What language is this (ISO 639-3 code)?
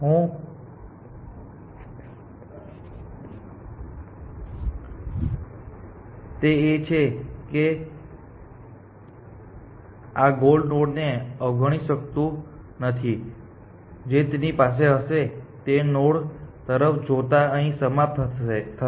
guj